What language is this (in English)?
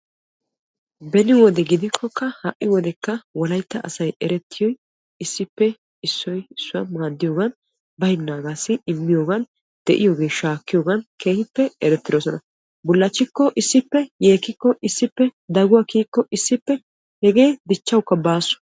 Wolaytta